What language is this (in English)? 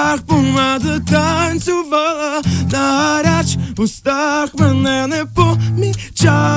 Ukrainian